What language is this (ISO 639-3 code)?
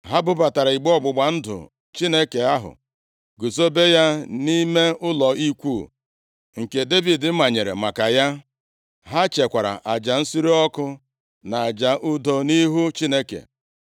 ibo